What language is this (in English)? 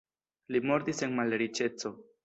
Esperanto